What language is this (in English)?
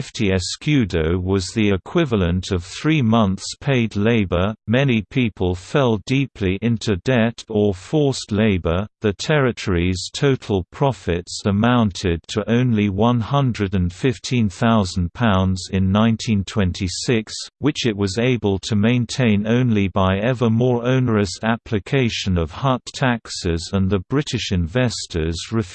English